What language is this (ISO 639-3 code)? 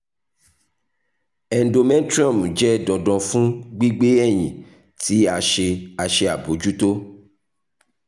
yor